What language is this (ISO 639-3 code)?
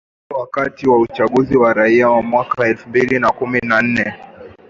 swa